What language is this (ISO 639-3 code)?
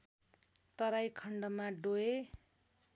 nep